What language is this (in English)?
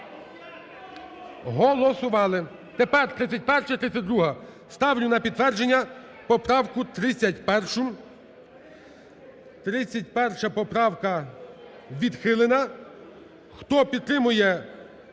Ukrainian